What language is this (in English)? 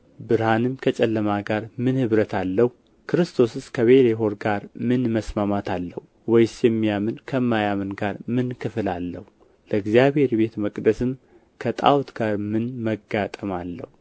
Amharic